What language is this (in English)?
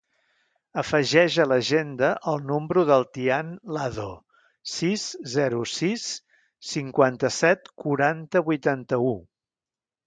Catalan